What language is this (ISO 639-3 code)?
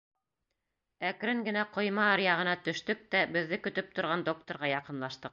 bak